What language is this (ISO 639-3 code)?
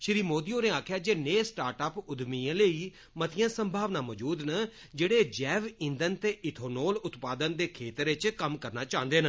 doi